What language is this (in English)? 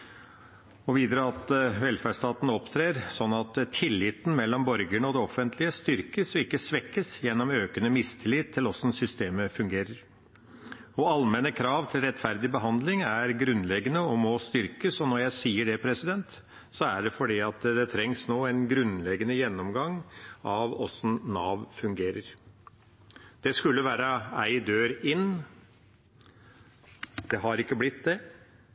Norwegian Bokmål